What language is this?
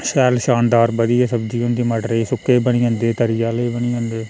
Dogri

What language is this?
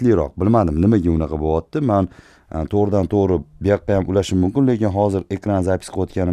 Turkish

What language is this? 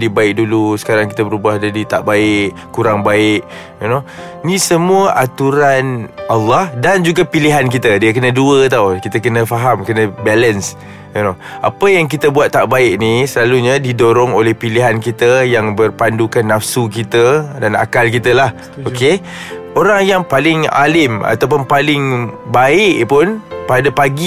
Malay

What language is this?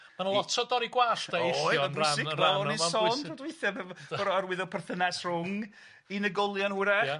Welsh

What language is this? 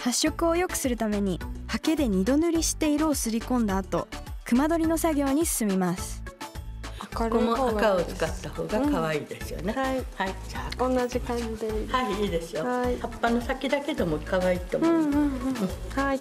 Japanese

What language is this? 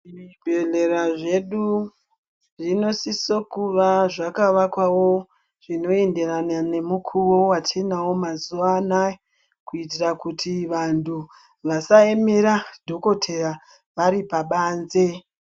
Ndau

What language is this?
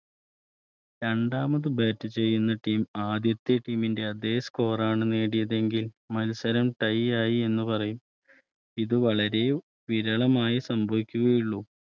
Malayalam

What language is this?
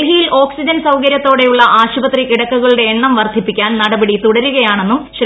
Malayalam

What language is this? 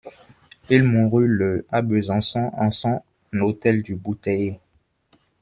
French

